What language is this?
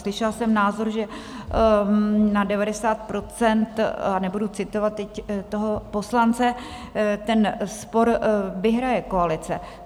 Czech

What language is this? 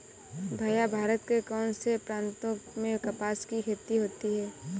Hindi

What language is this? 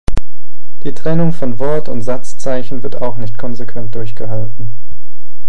German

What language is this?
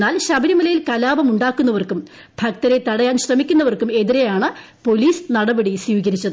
Malayalam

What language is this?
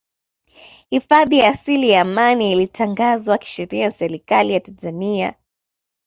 Swahili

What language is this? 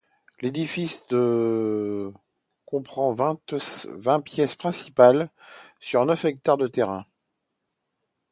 French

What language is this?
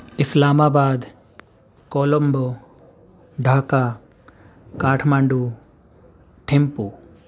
Urdu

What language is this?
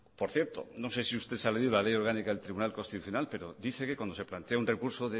Spanish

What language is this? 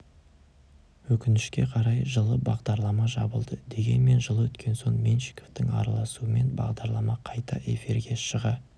Kazakh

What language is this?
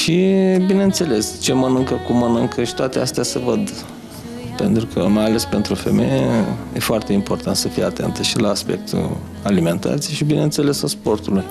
Romanian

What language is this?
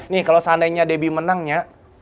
Indonesian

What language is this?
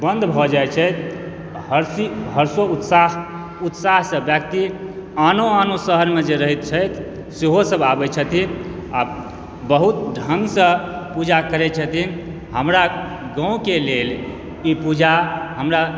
Maithili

